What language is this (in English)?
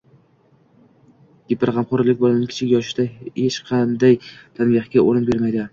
Uzbek